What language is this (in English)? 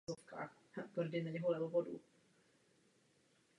Czech